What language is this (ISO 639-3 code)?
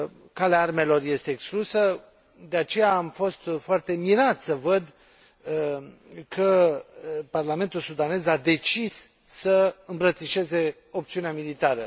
ron